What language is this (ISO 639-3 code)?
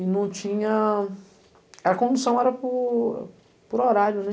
por